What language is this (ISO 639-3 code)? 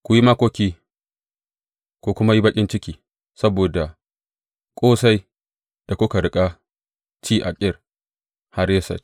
hau